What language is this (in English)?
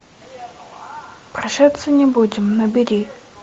Russian